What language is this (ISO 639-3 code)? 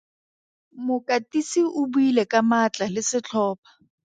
tsn